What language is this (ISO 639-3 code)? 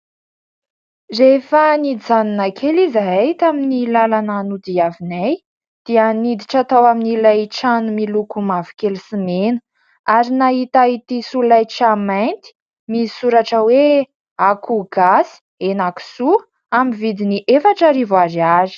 mlg